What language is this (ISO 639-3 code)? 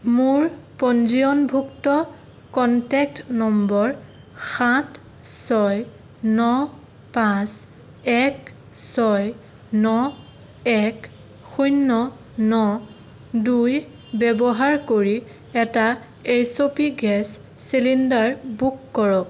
asm